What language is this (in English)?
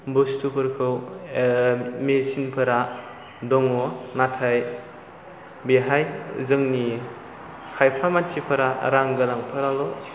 Bodo